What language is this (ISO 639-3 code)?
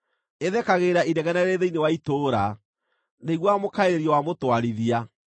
kik